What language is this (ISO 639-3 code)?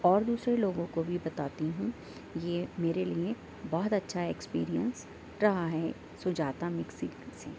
urd